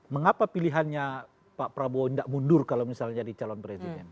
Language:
Indonesian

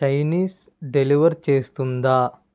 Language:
Telugu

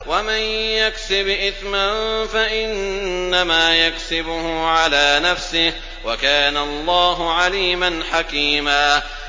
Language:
Arabic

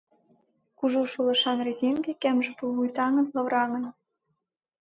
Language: Mari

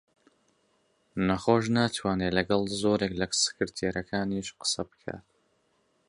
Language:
Central Kurdish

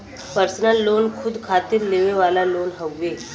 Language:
Bhojpuri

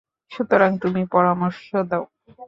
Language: Bangla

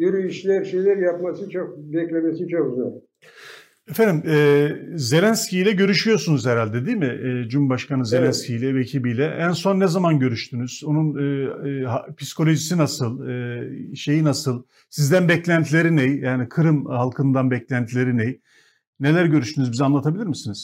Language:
Turkish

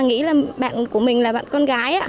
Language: Vietnamese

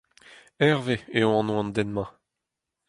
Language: Breton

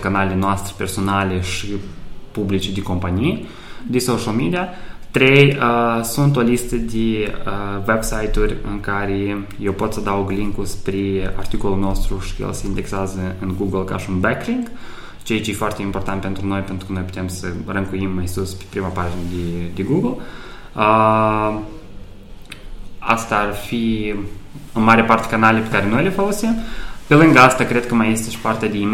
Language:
Romanian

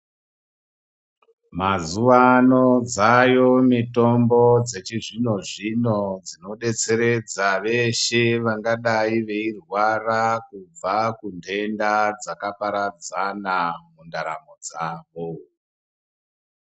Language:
Ndau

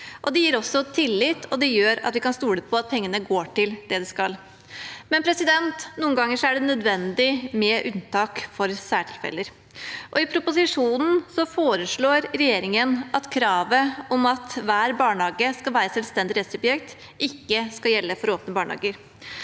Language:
Norwegian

